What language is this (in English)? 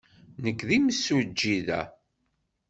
Kabyle